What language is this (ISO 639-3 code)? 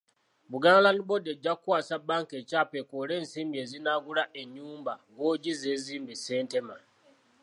lug